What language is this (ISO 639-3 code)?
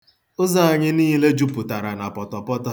ibo